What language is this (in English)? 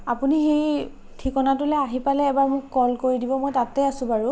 Assamese